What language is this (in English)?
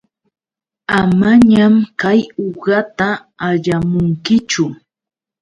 Yauyos Quechua